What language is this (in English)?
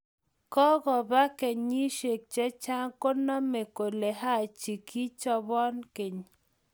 Kalenjin